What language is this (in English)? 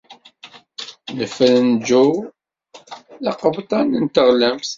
Kabyle